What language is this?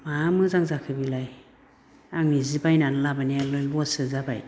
Bodo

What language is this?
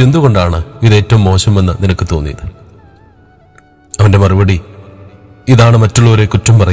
Hindi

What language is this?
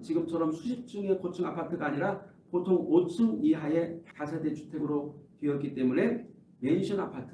Korean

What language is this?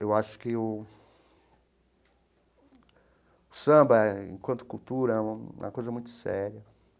Portuguese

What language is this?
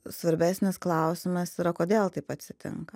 Lithuanian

